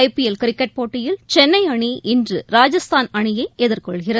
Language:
Tamil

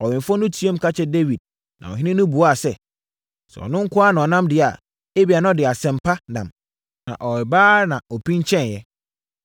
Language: Akan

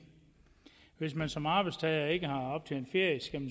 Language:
Danish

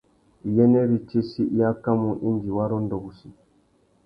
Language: Tuki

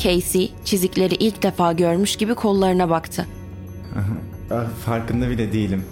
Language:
Turkish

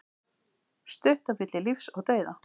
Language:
Icelandic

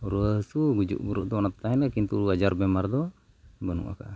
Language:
Santali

